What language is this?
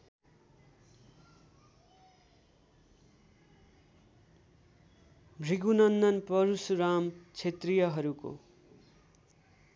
Nepali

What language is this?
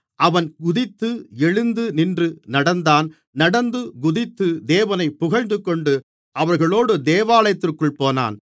Tamil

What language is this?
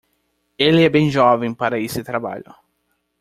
Portuguese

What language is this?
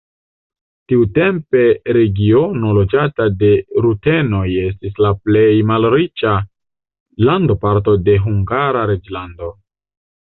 Esperanto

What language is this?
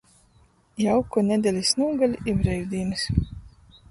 Latgalian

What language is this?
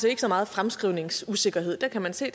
Danish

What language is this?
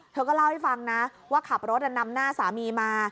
Thai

